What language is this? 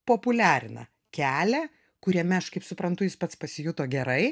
Lithuanian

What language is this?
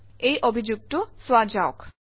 Assamese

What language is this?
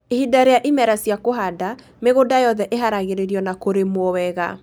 Kikuyu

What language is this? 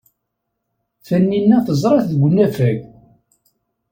Kabyle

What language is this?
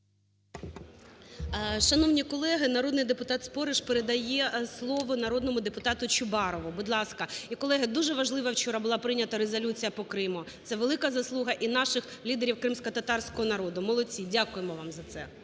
Ukrainian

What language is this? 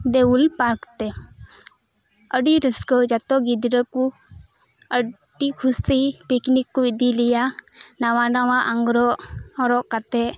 Santali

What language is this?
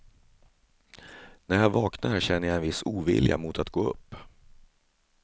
Swedish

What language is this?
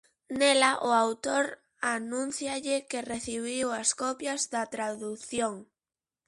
Galician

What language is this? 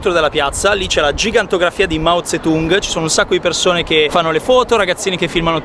Italian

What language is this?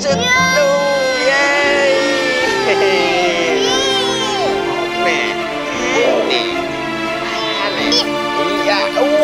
Vietnamese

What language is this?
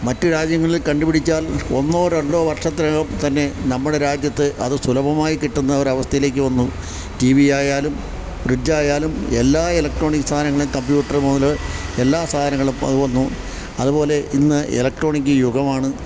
Malayalam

